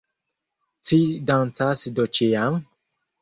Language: Esperanto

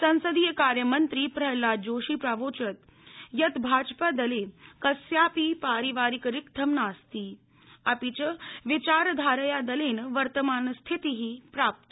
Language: Sanskrit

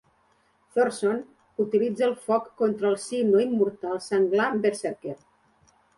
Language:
Catalan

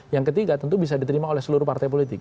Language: Indonesian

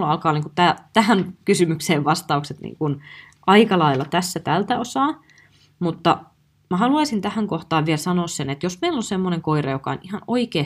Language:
Finnish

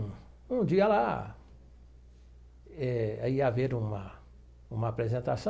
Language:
Portuguese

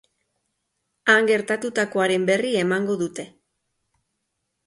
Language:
Basque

